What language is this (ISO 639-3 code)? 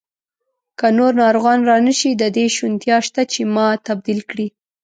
pus